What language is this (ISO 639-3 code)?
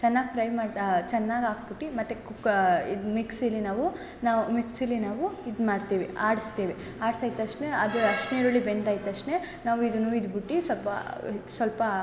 kan